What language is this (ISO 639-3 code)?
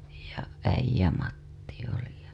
fin